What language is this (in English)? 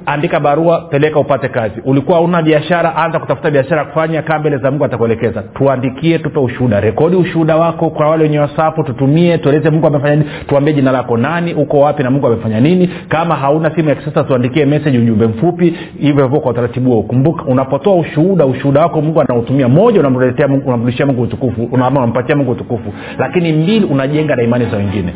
Swahili